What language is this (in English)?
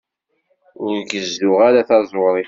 Kabyle